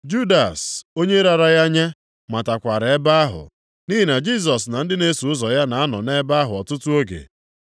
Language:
Igbo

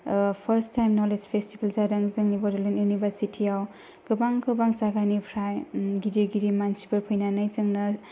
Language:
Bodo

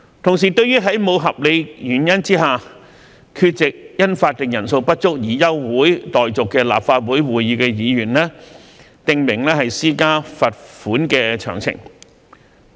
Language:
Cantonese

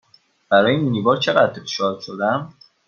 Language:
Persian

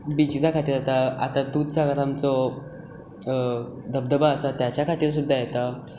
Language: Konkani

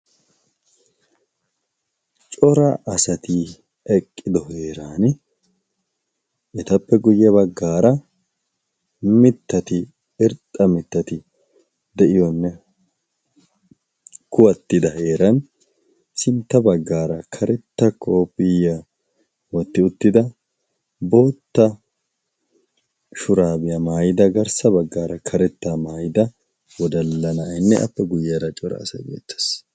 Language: Wolaytta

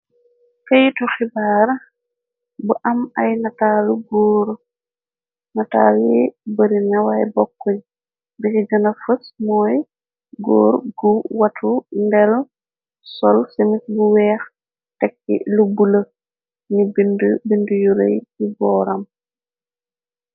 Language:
Wolof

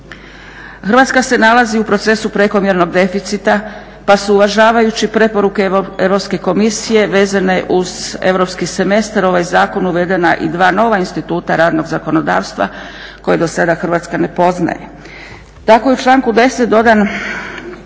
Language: Croatian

